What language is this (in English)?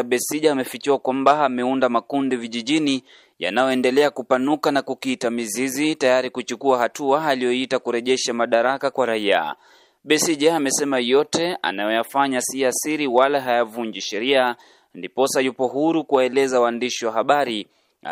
Swahili